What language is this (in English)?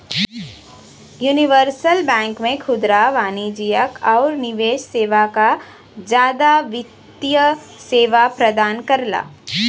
Bhojpuri